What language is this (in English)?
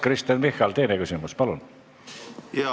Estonian